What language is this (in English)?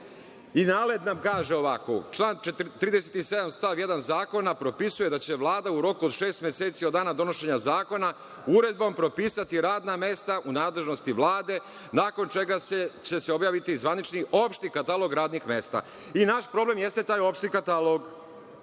Serbian